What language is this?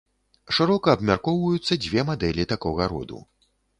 Belarusian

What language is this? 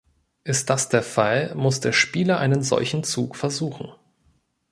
German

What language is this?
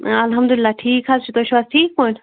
Kashmiri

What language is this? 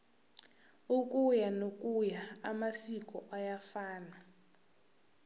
Tsonga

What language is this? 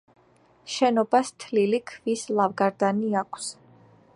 Georgian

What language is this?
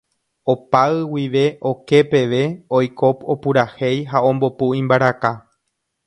Guarani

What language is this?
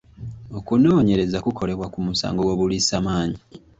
Ganda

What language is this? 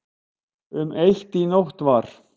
Icelandic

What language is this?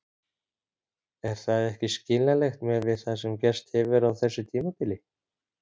Icelandic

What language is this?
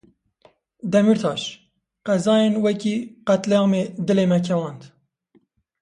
Kurdish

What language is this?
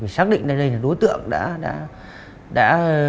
Vietnamese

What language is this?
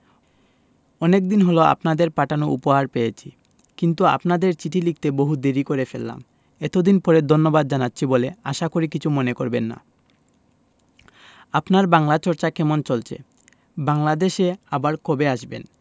Bangla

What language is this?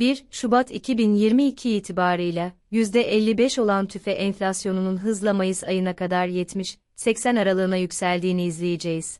Turkish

